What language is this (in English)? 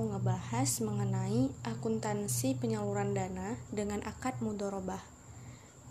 Indonesian